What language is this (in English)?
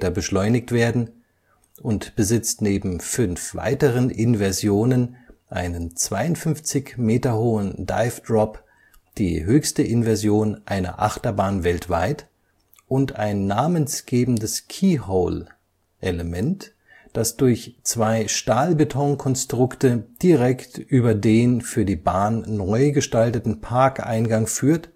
German